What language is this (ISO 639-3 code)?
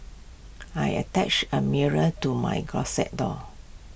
eng